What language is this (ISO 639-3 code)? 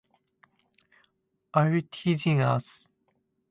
jpn